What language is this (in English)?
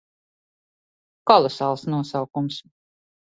Latvian